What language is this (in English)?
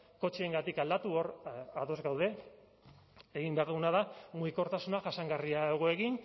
Basque